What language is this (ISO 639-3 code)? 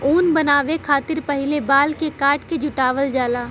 bho